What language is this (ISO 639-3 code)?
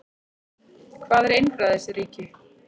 isl